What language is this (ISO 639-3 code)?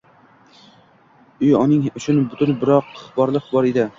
uzb